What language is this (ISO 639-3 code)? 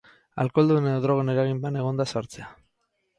eus